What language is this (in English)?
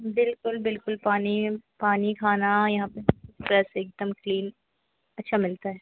Hindi